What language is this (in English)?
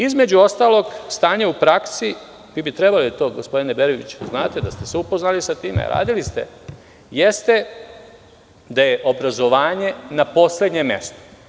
Serbian